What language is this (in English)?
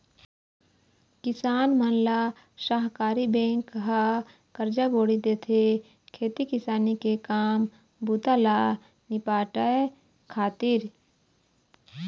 Chhattisgarhi